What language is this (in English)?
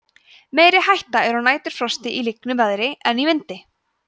Icelandic